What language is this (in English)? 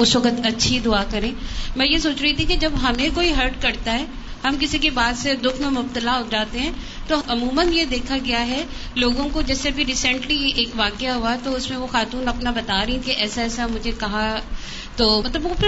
Urdu